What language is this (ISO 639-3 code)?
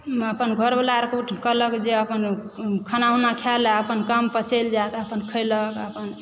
mai